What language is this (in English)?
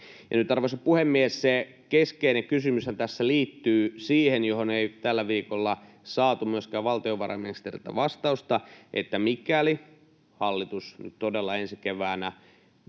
Finnish